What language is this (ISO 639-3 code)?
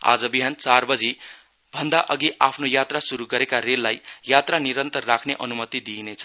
nep